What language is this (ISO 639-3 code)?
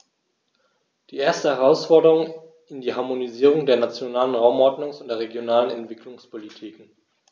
deu